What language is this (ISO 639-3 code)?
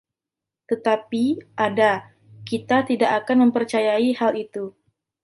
ind